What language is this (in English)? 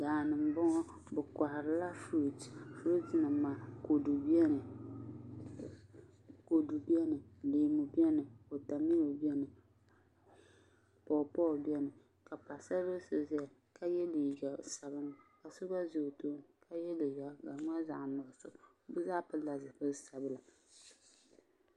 Dagbani